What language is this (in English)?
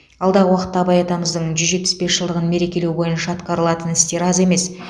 Kazakh